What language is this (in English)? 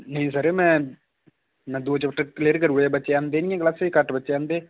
Dogri